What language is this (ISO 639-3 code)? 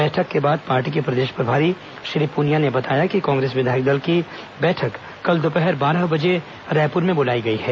hin